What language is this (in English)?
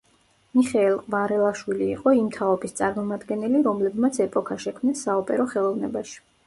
Georgian